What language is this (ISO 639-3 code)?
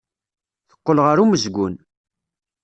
kab